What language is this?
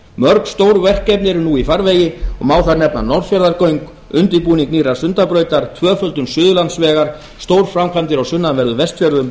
Icelandic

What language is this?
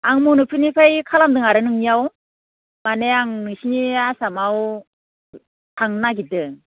Bodo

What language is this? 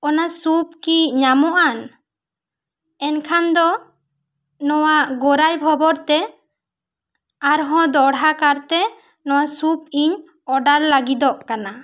Santali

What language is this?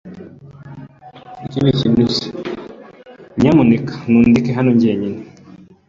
Kinyarwanda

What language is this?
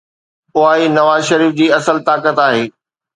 Sindhi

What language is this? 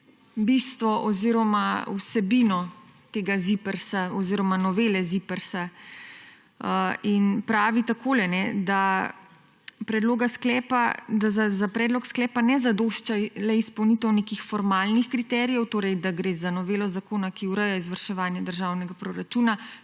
Slovenian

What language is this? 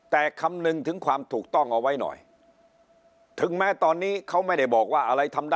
Thai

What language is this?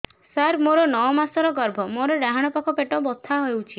Odia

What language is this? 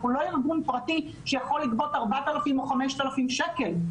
Hebrew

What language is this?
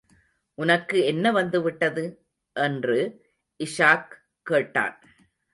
Tamil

